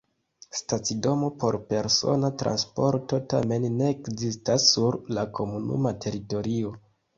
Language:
Esperanto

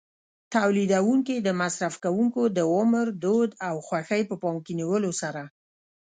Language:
Pashto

